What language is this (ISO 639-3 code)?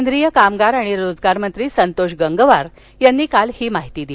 mar